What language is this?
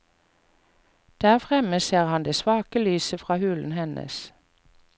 Norwegian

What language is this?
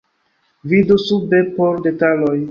Esperanto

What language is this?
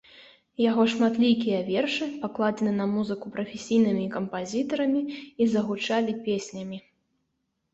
Belarusian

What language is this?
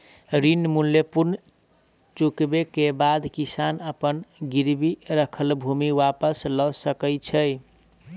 Maithili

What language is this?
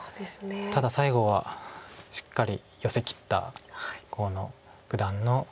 Japanese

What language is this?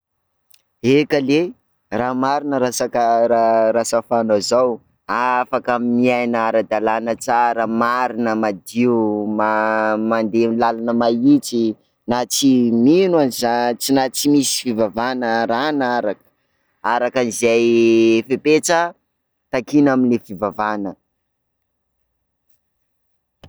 Sakalava Malagasy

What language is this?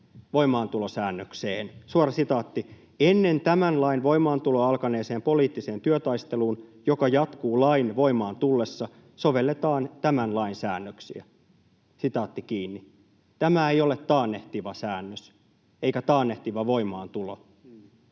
Finnish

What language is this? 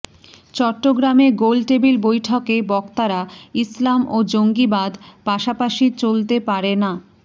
Bangla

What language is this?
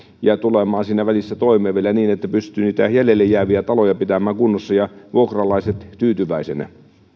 Finnish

